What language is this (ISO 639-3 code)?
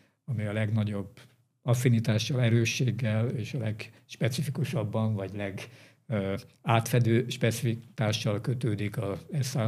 hun